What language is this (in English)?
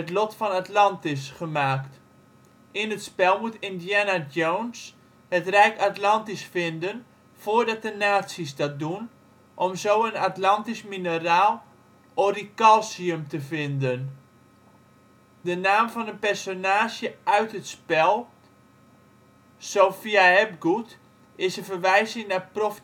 Dutch